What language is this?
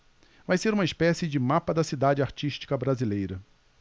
Portuguese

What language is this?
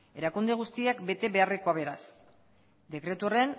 Basque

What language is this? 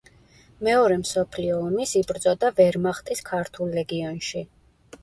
Georgian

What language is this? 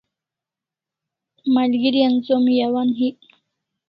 Kalasha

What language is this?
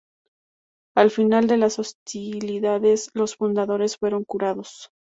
Spanish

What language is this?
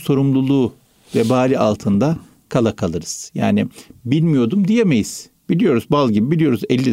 Turkish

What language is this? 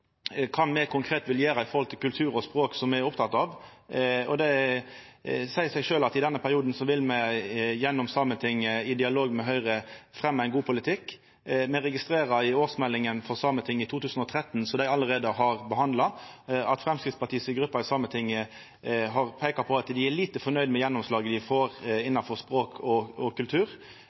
Norwegian Nynorsk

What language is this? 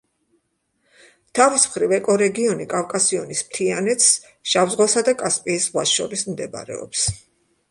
Georgian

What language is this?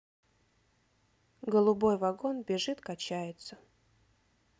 Russian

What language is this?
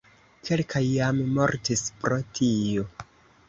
Esperanto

